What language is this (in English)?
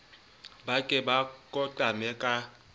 Southern Sotho